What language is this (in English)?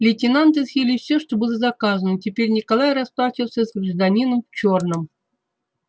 Russian